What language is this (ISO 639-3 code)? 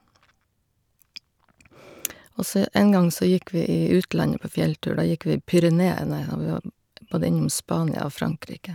nor